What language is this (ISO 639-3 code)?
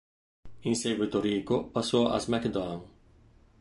ita